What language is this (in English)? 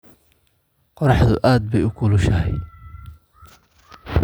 Somali